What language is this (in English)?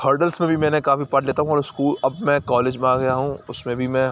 Urdu